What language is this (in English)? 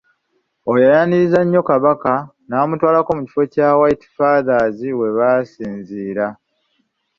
Ganda